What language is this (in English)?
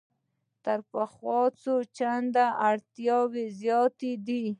Pashto